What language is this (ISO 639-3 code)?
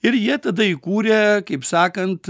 lit